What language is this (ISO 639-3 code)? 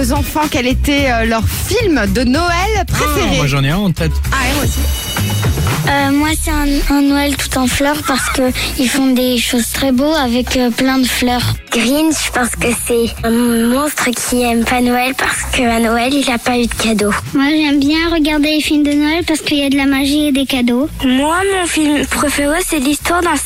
fra